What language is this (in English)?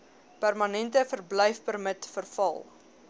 Afrikaans